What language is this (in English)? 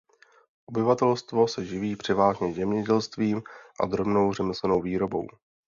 Czech